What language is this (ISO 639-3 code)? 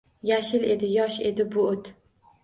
uzb